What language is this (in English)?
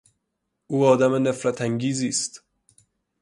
Persian